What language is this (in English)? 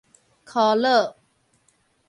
Min Nan Chinese